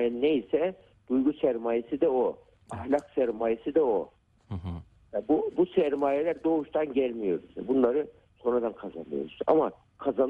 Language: Turkish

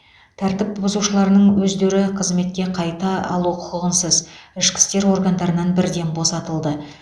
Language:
Kazakh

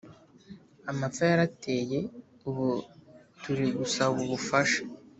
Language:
Kinyarwanda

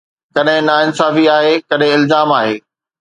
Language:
Sindhi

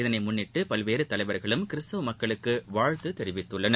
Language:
Tamil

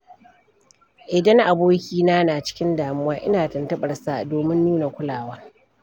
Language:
Hausa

